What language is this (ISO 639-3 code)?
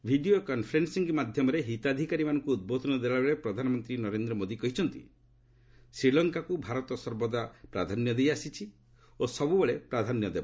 ori